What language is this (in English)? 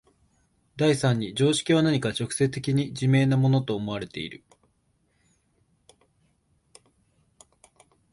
Japanese